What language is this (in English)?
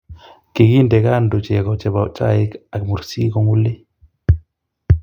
Kalenjin